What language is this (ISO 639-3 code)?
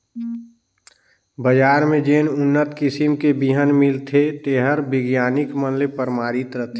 hne